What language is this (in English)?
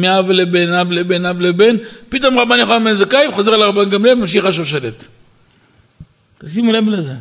Hebrew